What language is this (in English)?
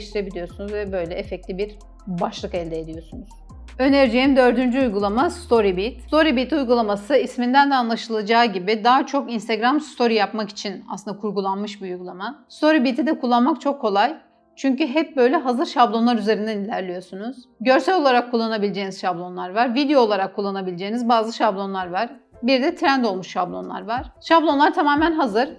Turkish